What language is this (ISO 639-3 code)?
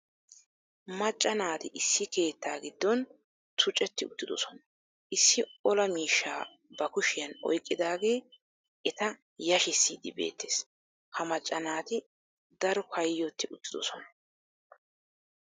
wal